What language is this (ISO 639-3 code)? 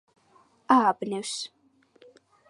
kat